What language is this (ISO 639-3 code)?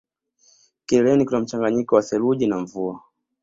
swa